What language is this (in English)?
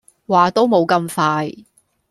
Cantonese